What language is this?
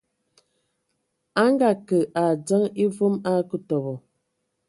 Ewondo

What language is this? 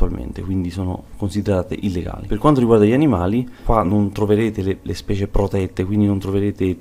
Italian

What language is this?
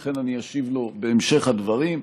Hebrew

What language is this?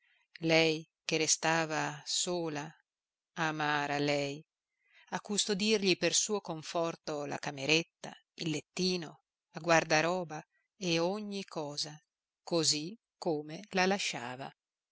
Italian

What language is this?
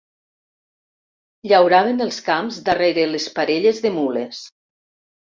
Catalan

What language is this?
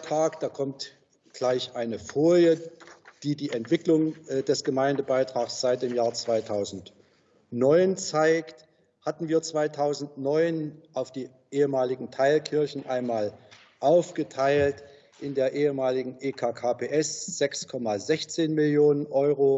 German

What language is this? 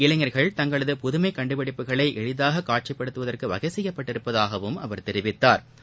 Tamil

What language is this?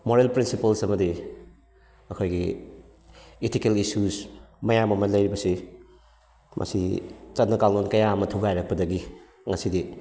Manipuri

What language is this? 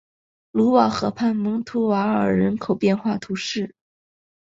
Chinese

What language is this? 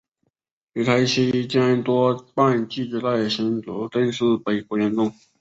Chinese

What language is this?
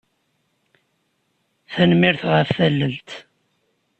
Kabyle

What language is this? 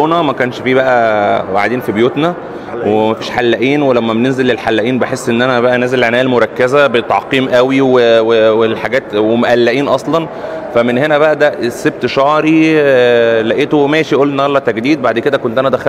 Arabic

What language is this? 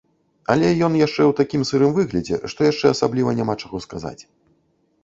Belarusian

